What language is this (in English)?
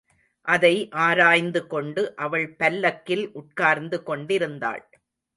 Tamil